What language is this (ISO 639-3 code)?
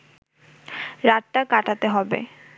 ben